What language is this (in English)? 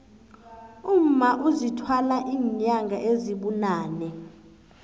South Ndebele